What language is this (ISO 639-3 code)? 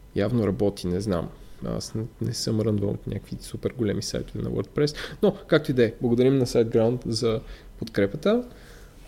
bul